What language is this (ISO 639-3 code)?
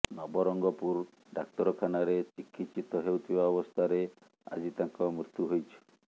ori